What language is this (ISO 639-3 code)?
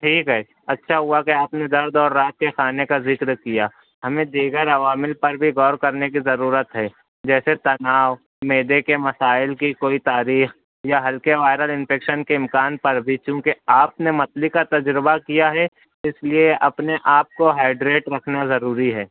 urd